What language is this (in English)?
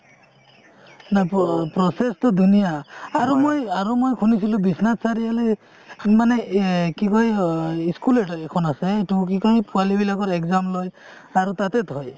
Assamese